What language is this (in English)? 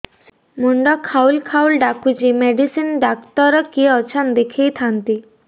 Odia